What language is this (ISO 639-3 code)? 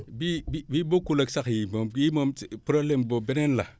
wol